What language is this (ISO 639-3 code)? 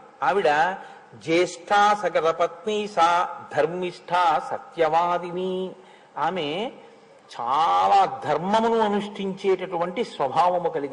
tel